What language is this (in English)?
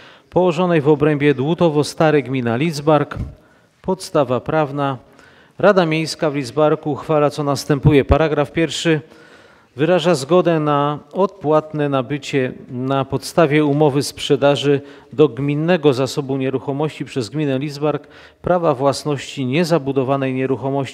Polish